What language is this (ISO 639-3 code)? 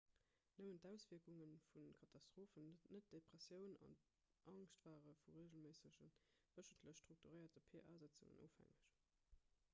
ltz